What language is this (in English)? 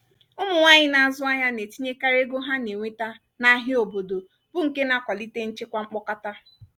Igbo